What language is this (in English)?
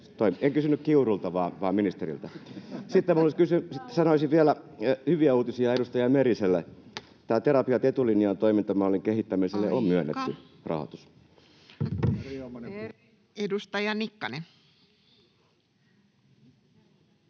Finnish